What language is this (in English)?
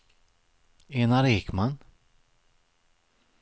Swedish